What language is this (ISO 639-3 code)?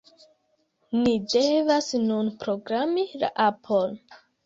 epo